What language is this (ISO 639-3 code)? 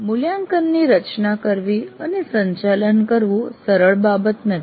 guj